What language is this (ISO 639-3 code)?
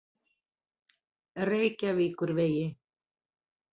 isl